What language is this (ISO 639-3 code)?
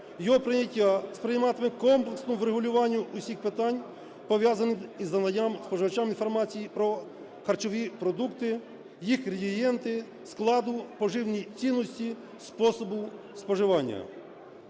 ukr